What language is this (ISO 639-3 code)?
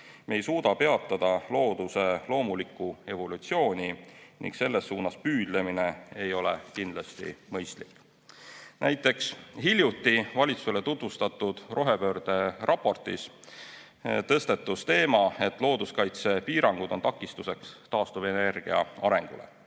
est